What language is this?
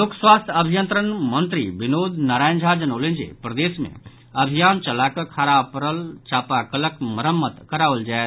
Maithili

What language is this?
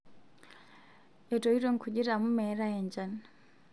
Masai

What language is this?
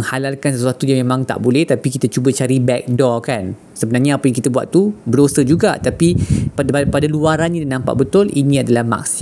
Malay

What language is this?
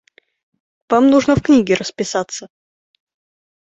Russian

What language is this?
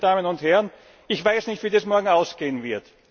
German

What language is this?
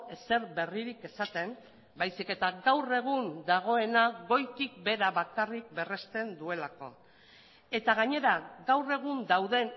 Basque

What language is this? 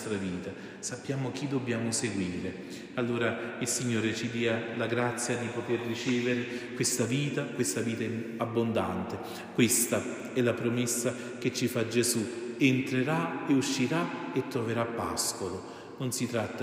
Italian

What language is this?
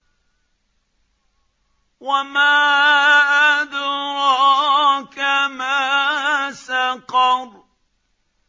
Arabic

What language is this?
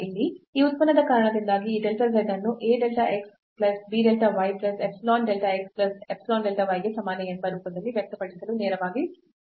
Kannada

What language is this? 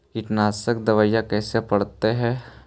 Magahi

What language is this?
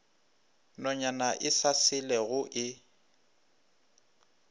Northern Sotho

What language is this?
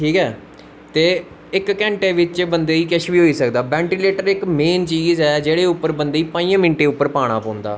Dogri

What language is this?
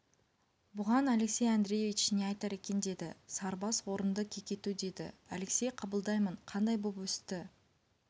Kazakh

